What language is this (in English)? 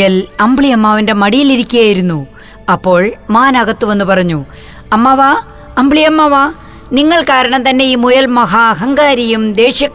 Malayalam